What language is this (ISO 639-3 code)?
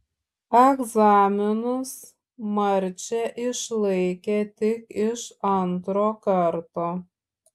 lit